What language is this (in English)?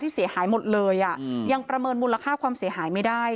Thai